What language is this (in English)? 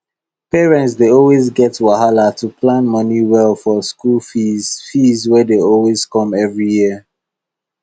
Nigerian Pidgin